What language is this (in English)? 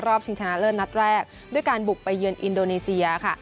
Thai